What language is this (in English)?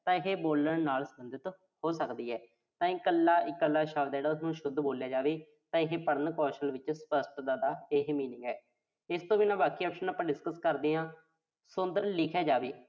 Punjabi